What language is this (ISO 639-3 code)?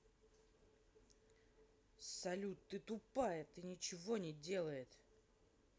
rus